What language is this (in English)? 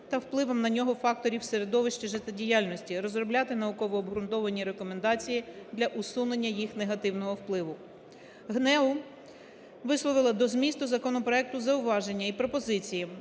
Ukrainian